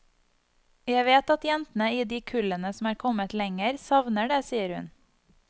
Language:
Norwegian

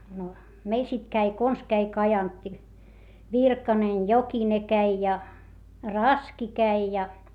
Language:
Finnish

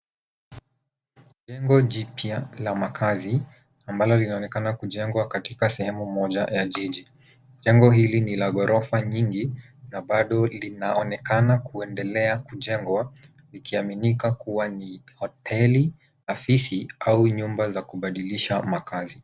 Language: Swahili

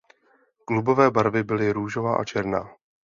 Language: Czech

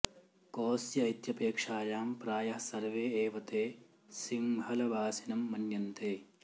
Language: Sanskrit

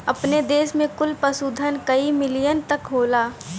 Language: Bhojpuri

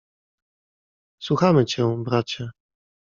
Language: Polish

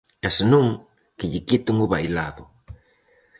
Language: Galician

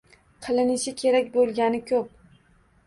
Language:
Uzbek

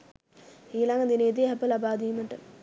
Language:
Sinhala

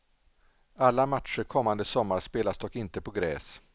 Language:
Swedish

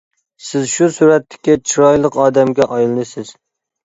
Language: Uyghur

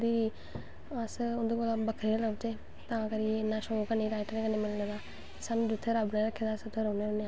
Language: Dogri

